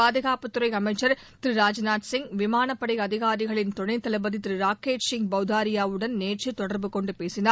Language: Tamil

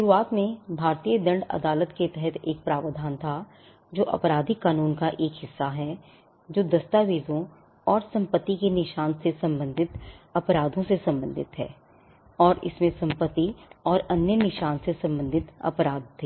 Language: Hindi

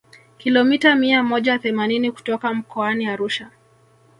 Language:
Swahili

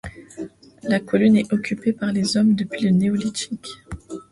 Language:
French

